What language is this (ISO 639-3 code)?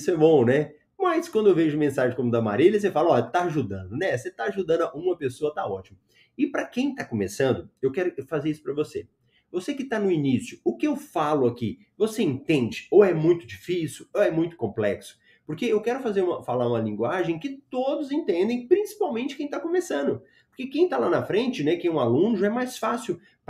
por